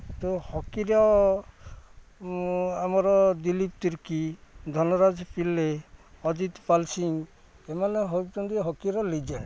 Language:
Odia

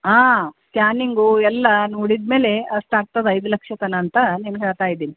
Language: Kannada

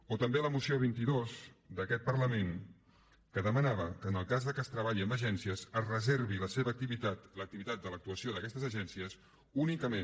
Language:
Catalan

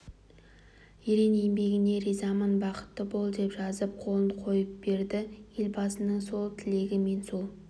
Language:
Kazakh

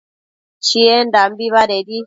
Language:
Matsés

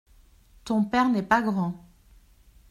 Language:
French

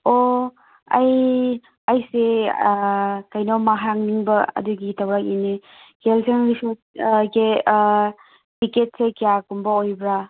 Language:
Manipuri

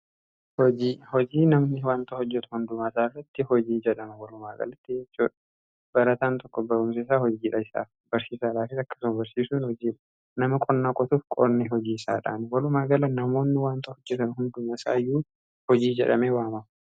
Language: Oromo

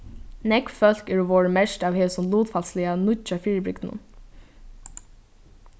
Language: Faroese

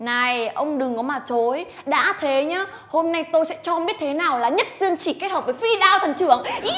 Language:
Vietnamese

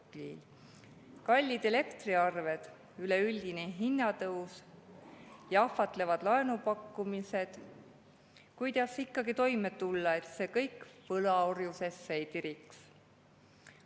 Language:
Estonian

